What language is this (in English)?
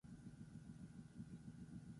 Basque